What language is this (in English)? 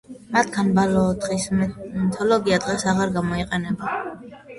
Georgian